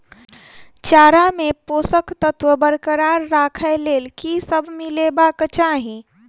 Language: Maithili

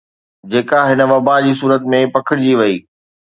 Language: Sindhi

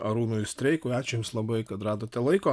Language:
Lithuanian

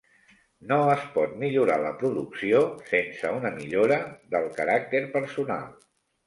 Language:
Catalan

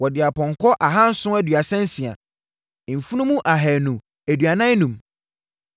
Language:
Akan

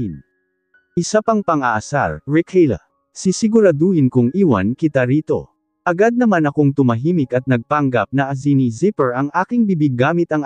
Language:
Filipino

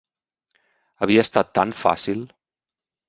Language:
Catalan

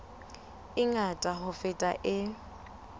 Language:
Southern Sotho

